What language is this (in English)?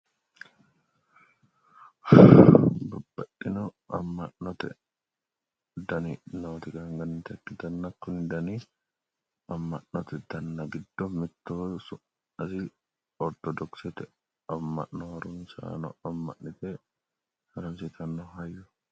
Sidamo